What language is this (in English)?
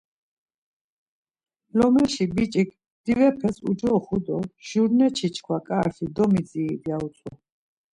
Laz